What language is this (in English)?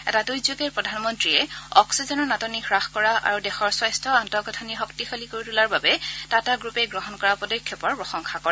Assamese